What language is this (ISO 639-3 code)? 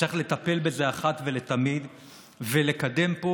heb